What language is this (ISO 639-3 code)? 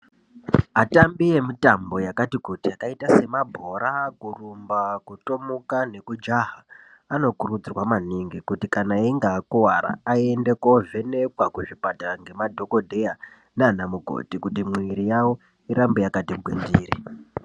ndc